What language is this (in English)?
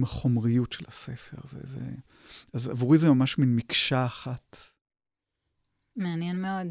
Hebrew